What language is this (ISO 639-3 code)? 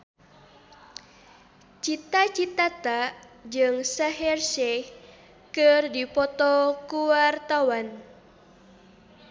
sun